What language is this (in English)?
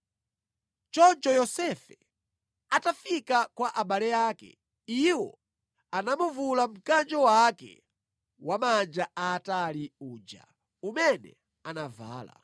Nyanja